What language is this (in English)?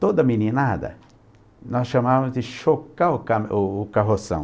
Portuguese